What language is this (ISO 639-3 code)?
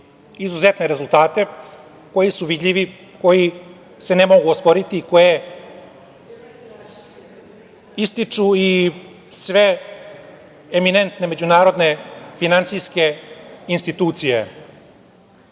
srp